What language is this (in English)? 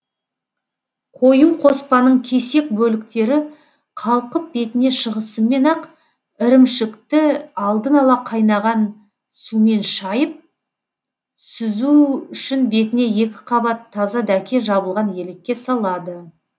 Kazakh